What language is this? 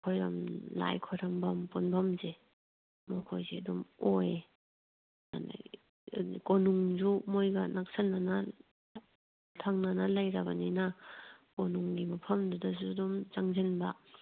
Manipuri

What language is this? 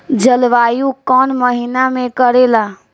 Bhojpuri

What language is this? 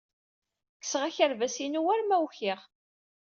Kabyle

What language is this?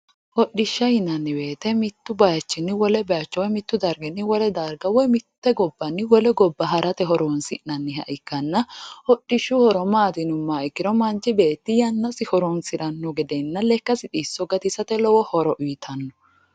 Sidamo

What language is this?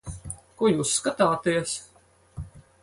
Latvian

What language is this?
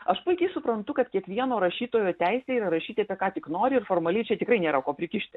Lithuanian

